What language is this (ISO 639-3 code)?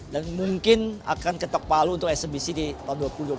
ind